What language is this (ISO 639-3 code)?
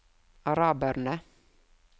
nor